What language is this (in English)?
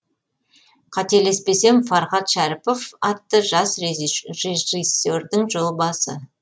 Kazakh